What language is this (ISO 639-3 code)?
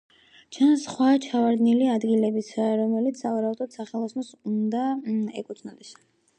kat